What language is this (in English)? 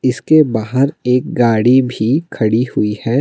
Hindi